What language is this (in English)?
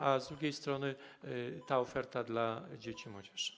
Polish